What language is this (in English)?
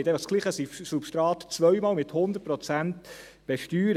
Swiss German